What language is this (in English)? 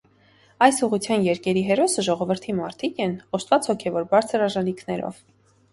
Armenian